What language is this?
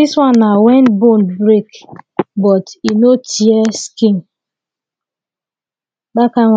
Nigerian Pidgin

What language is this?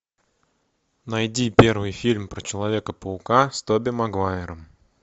Russian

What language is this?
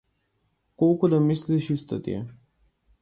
Macedonian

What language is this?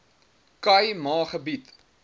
Afrikaans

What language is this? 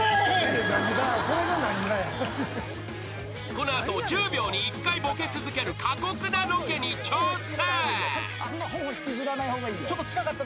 Japanese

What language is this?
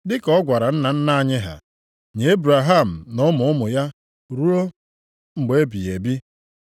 Igbo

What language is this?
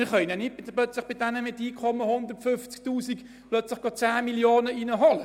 Swiss German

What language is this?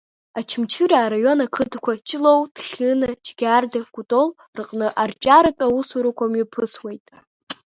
Abkhazian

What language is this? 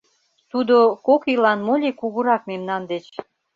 Mari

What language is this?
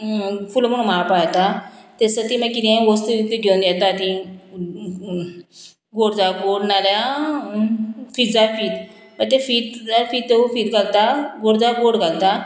Konkani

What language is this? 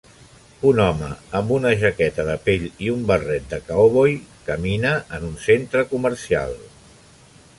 Catalan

